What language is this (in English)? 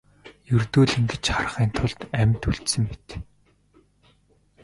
Mongolian